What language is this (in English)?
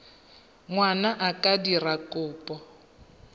Tswana